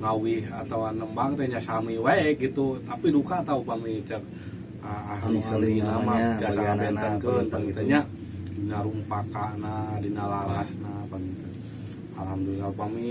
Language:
Indonesian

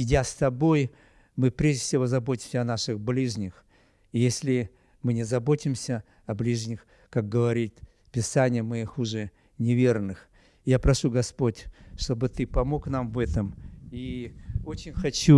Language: Russian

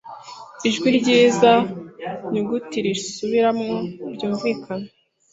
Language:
Kinyarwanda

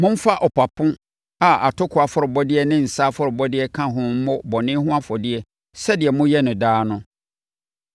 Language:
Akan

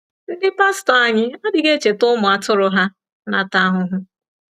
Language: Igbo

